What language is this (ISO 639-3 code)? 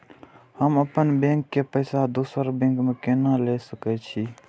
mai